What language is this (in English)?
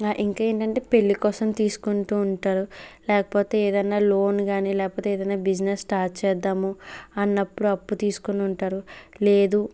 Telugu